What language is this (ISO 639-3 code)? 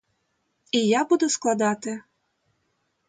ukr